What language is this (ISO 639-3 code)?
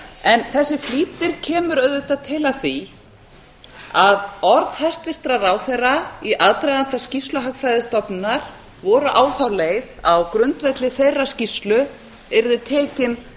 isl